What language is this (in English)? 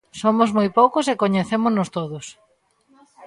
Galician